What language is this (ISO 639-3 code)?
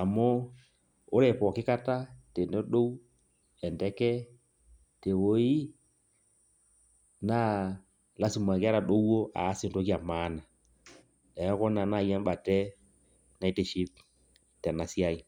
mas